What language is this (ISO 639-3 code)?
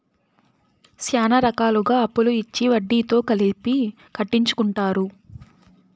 tel